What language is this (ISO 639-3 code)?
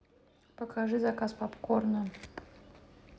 rus